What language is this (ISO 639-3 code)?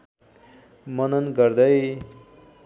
nep